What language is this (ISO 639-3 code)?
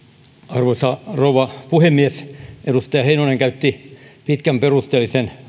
fin